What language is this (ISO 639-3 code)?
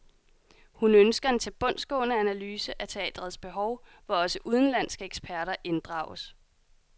dan